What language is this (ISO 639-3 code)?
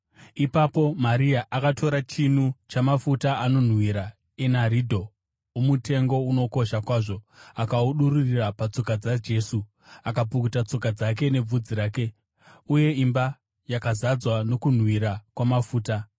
sna